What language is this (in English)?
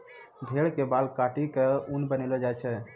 Maithili